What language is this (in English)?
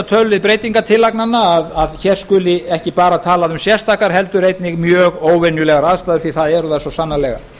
Icelandic